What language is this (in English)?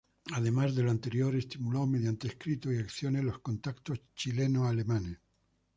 Spanish